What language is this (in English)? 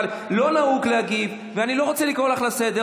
Hebrew